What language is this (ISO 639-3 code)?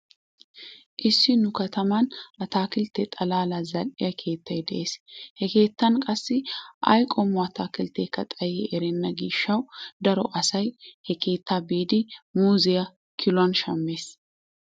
wal